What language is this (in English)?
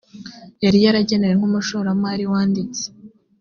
Kinyarwanda